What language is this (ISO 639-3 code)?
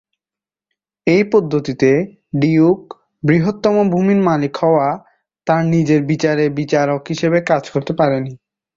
ben